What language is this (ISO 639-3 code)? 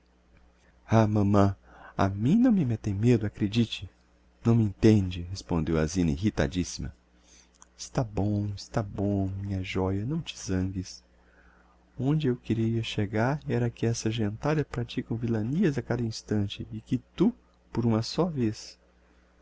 por